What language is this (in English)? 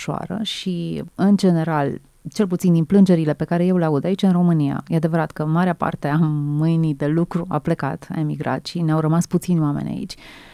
Romanian